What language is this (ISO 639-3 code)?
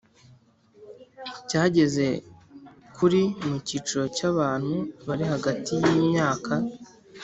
kin